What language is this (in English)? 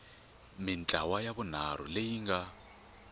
Tsonga